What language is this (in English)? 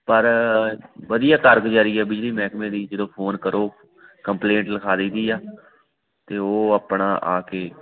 Punjabi